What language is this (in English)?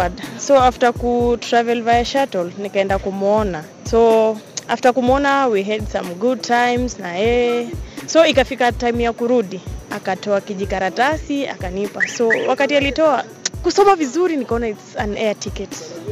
Swahili